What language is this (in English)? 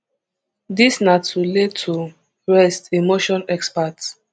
Nigerian Pidgin